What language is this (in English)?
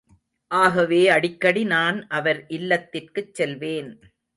Tamil